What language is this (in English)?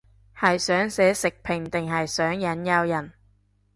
Cantonese